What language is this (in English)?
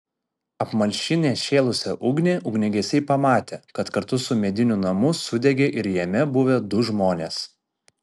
Lithuanian